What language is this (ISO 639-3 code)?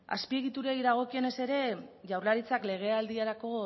eus